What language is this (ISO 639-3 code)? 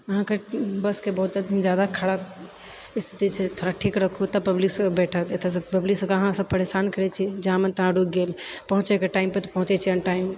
mai